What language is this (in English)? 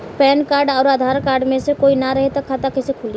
Bhojpuri